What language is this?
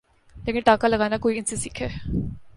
Urdu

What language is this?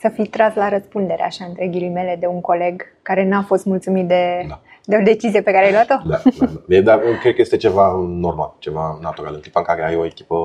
Romanian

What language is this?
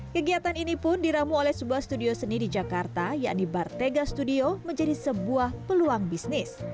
Indonesian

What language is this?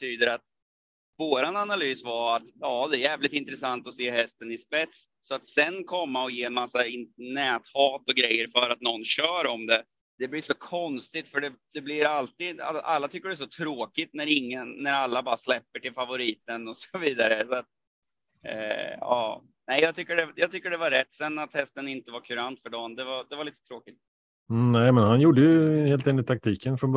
Swedish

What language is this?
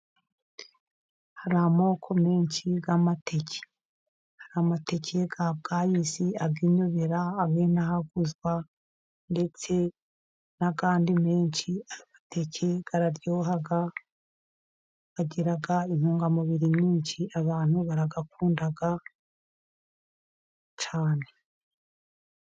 Kinyarwanda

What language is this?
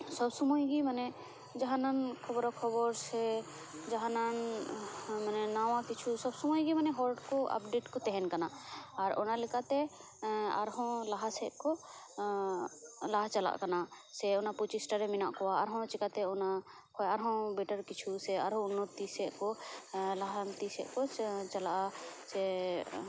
Santali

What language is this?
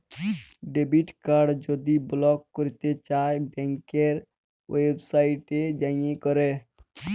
Bangla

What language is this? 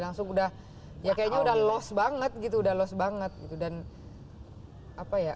Indonesian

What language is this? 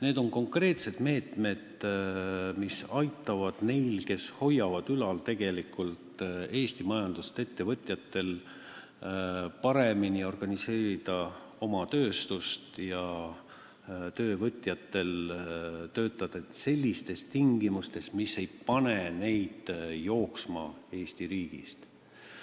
Estonian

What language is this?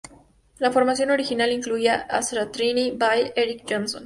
Spanish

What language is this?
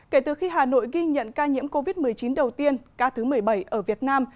Vietnamese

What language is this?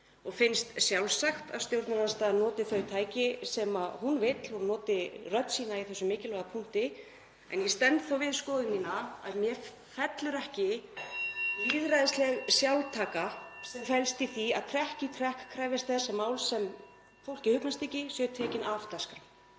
Icelandic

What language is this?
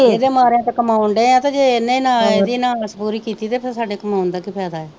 Punjabi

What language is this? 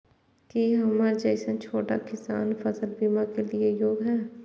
Maithili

